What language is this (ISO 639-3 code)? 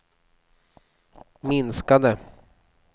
swe